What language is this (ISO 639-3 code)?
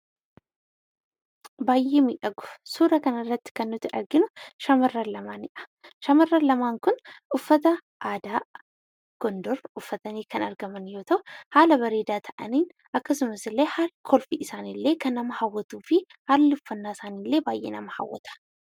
orm